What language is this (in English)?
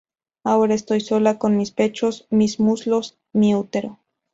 Spanish